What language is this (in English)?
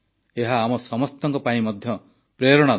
Odia